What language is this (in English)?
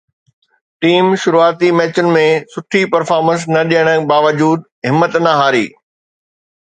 Sindhi